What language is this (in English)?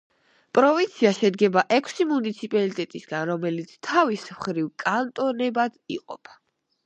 Georgian